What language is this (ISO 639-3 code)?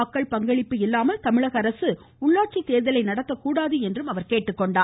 tam